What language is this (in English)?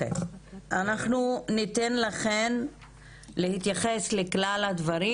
Hebrew